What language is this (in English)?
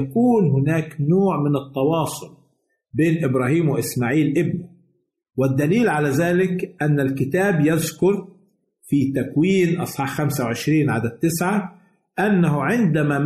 Arabic